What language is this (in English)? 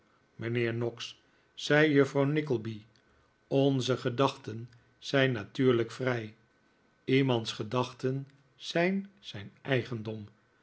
Dutch